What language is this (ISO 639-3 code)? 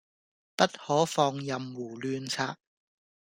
yue